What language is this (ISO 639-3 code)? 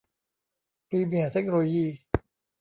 tha